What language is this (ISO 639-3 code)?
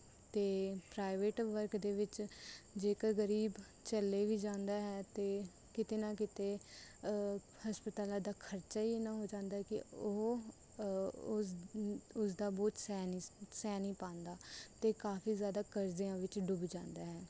pan